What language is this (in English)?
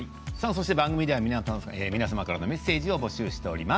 Japanese